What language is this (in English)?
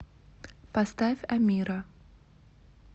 Russian